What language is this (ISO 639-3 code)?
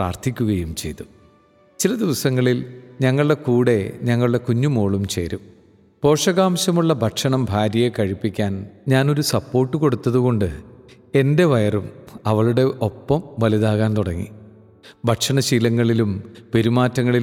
mal